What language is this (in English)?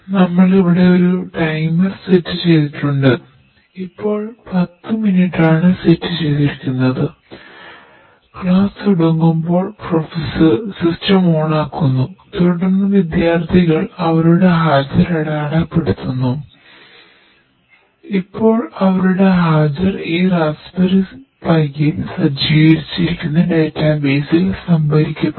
Malayalam